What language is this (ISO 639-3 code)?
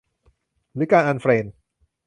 tha